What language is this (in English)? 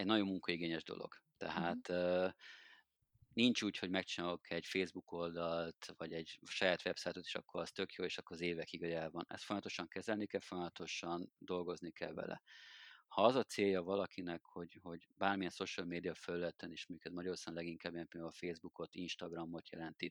Hungarian